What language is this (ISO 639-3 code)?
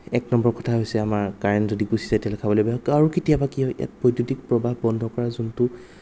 asm